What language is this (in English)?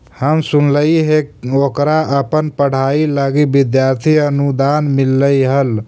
Magahi